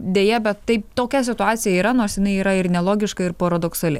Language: Lithuanian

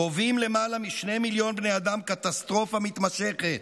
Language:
Hebrew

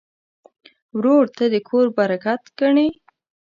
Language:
Pashto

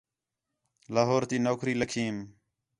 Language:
Khetrani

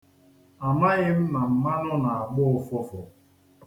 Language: Igbo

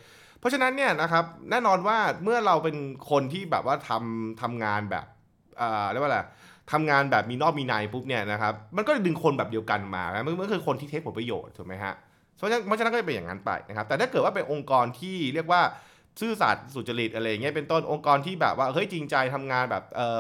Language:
Thai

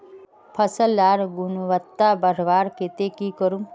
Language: Magahi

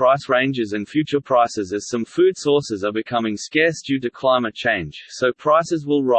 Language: English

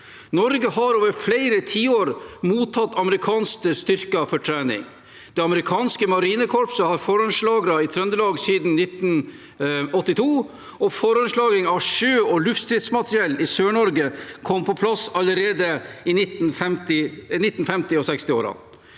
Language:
Norwegian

